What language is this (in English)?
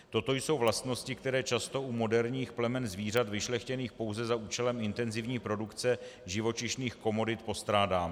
Czech